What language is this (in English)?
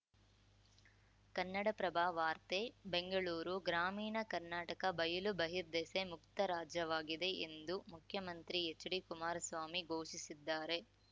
Kannada